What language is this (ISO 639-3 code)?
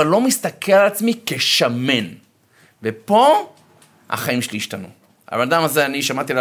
heb